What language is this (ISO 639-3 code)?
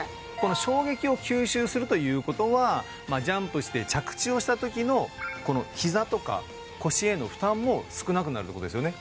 jpn